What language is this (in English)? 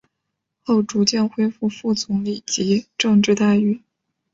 Chinese